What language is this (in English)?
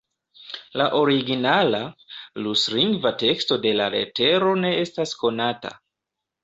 Esperanto